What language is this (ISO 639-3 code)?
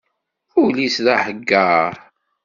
kab